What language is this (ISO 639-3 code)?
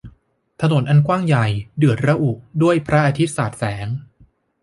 tha